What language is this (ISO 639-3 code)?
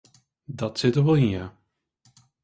fry